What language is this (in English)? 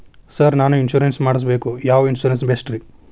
Kannada